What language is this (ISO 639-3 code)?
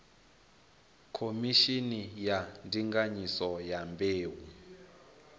ven